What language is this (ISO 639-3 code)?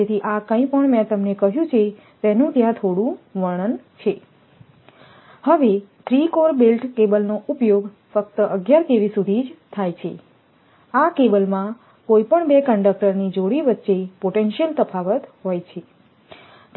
guj